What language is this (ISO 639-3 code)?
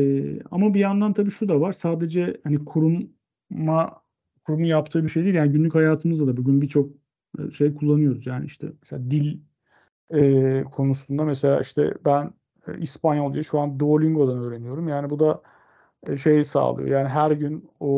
tur